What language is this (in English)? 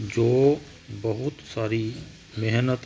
Punjabi